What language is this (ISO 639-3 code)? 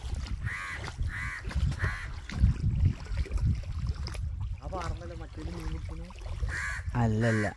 tha